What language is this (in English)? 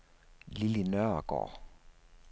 Danish